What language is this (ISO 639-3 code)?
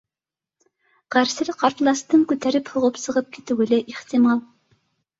bak